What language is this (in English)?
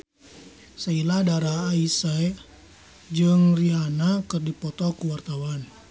Sundanese